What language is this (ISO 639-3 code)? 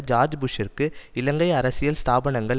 tam